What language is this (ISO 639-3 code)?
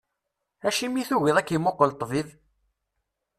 kab